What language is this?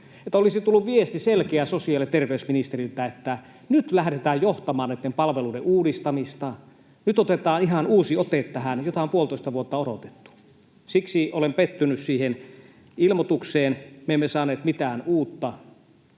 Finnish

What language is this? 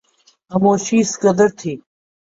Urdu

